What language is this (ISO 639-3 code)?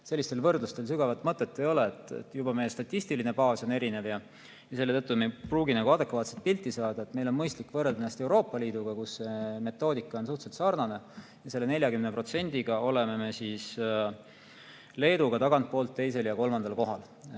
est